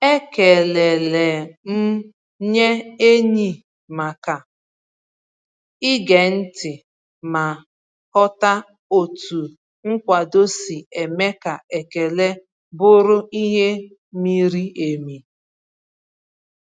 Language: Igbo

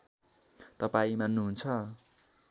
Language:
Nepali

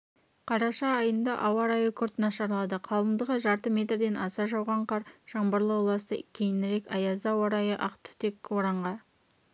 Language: Kazakh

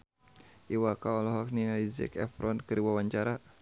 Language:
Sundanese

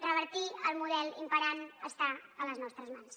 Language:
Catalan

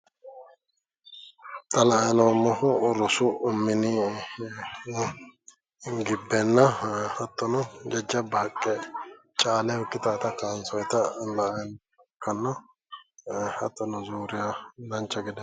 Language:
Sidamo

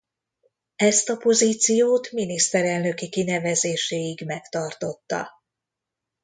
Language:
Hungarian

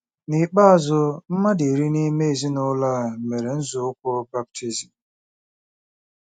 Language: Igbo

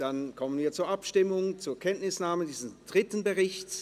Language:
Swiss German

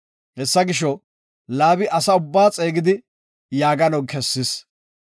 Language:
Gofa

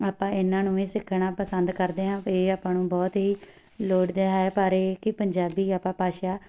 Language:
Punjabi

